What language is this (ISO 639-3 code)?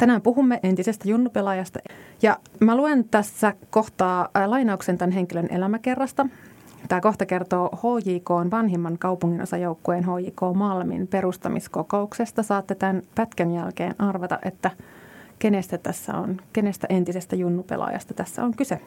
fin